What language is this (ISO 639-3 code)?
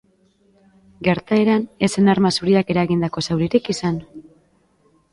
eus